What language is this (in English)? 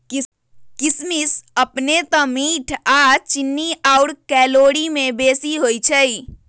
Magahi